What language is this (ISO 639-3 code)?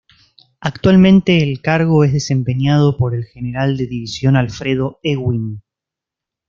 spa